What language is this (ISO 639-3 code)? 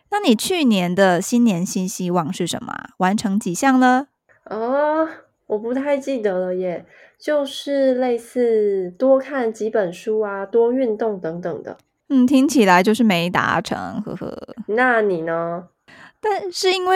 zho